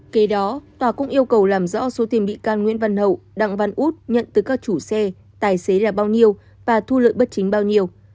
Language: Vietnamese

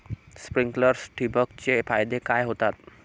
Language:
Marathi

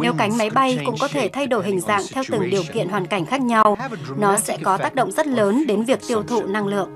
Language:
Vietnamese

